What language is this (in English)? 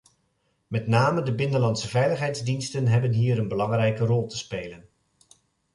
Dutch